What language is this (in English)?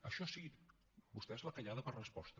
Catalan